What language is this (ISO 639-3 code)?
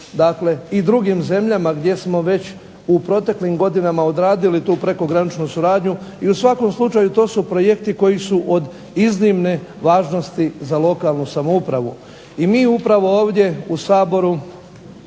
hrv